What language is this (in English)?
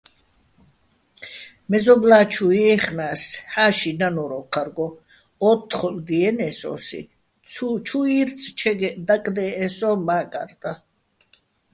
Bats